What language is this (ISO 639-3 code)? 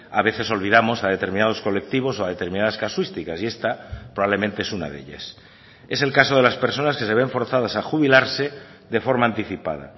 spa